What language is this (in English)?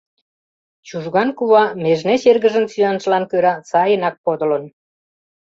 Mari